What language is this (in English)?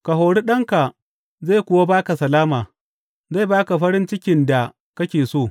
Hausa